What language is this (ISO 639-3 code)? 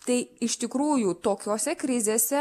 lit